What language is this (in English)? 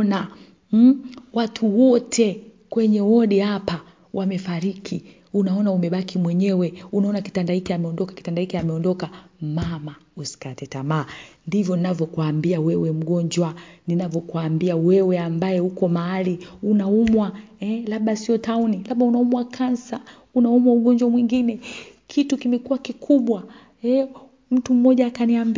Swahili